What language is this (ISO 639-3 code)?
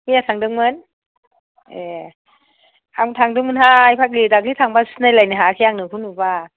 brx